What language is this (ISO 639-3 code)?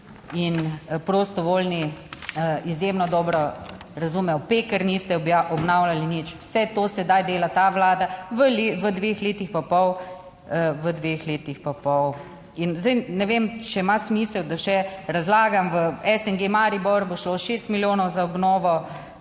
slv